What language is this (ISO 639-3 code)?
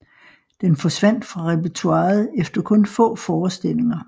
dan